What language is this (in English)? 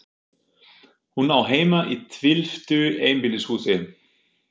Icelandic